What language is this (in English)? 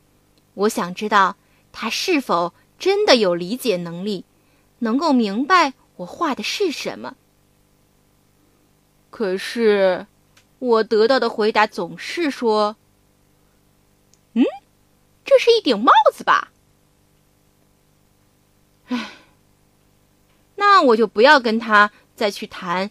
Chinese